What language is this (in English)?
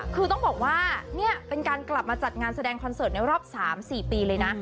Thai